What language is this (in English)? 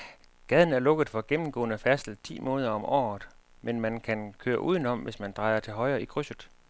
Danish